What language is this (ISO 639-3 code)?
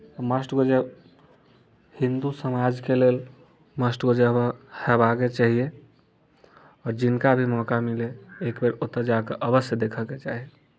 mai